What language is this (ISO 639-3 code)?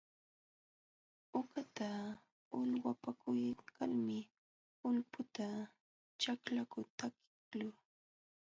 qxw